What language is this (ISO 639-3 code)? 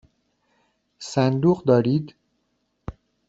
fas